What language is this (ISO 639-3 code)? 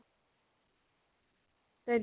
asm